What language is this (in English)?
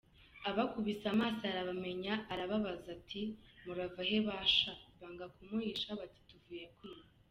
Kinyarwanda